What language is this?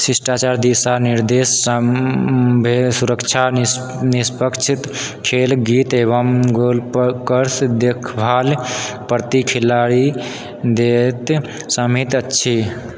Maithili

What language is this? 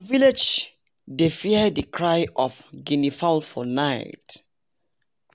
Nigerian Pidgin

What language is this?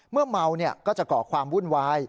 Thai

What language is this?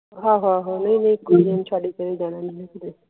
Punjabi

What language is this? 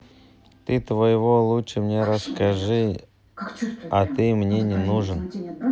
Russian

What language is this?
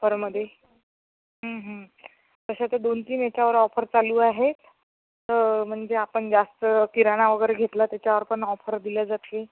Marathi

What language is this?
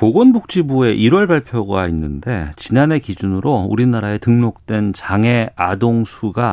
Korean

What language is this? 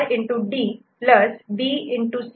Marathi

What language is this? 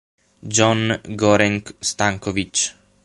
Italian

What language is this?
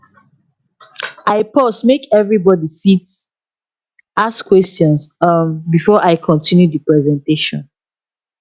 Nigerian Pidgin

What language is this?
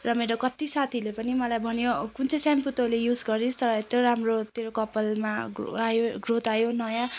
Nepali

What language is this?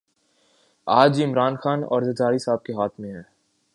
Urdu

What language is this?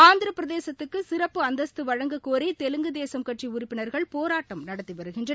Tamil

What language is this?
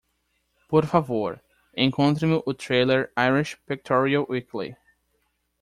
Portuguese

